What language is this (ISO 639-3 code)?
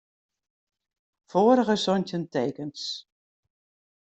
fry